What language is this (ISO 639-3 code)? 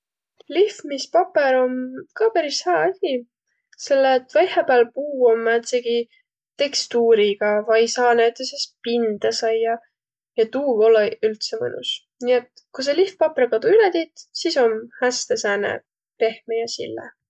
vro